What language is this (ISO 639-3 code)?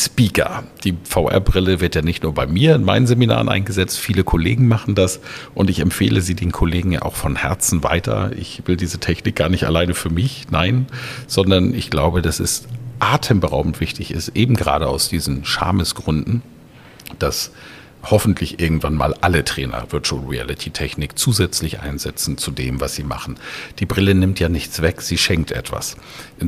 deu